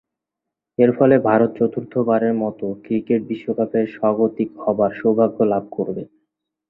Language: Bangla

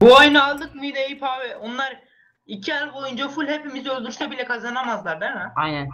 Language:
Turkish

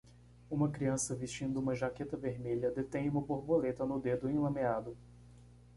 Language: Portuguese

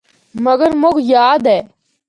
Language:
Northern Hindko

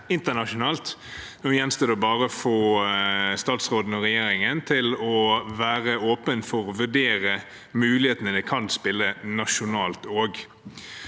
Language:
Norwegian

